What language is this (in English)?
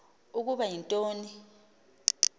Xhosa